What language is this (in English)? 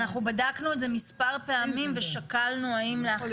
Hebrew